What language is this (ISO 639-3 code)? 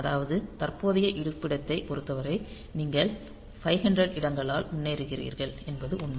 tam